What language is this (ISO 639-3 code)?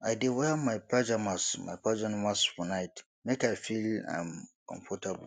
pcm